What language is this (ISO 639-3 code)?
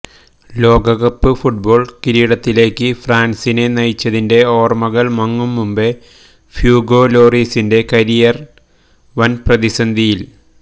mal